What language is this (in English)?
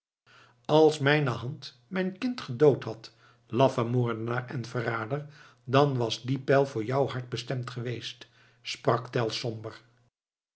Dutch